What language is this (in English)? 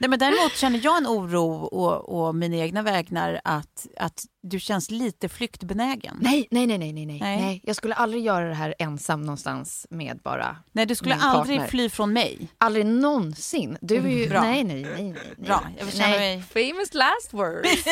Swedish